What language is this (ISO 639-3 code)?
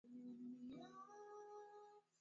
swa